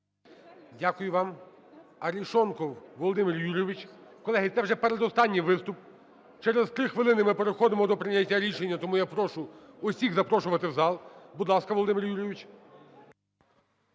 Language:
Ukrainian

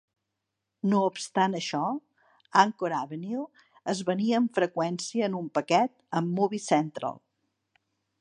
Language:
Catalan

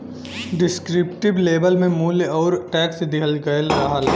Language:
Bhojpuri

